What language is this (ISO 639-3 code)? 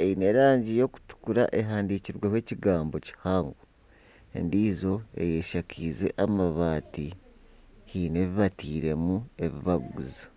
nyn